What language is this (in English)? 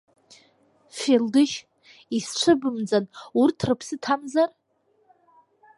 Abkhazian